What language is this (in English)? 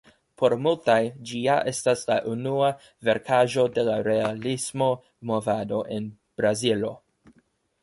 Esperanto